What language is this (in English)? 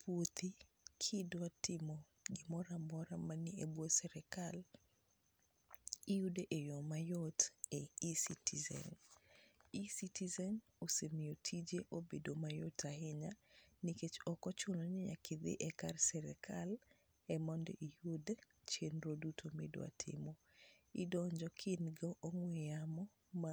Luo (Kenya and Tanzania)